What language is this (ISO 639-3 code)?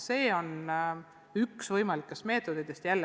est